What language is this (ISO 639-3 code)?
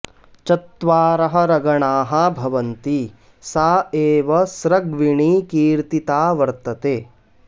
san